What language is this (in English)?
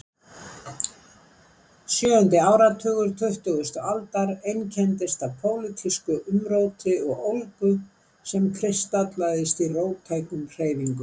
Icelandic